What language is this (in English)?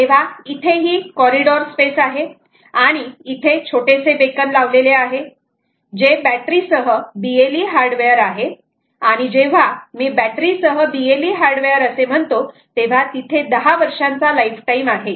Marathi